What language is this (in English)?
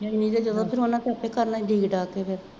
Punjabi